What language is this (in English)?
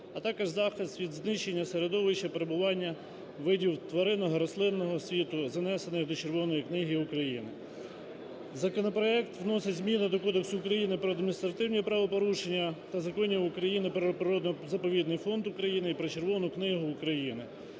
Ukrainian